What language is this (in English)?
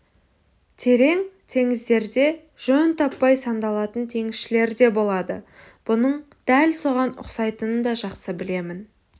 Kazakh